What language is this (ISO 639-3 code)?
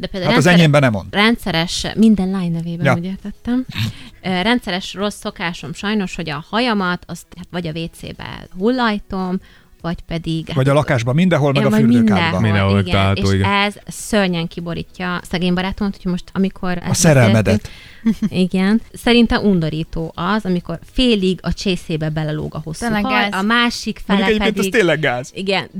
hun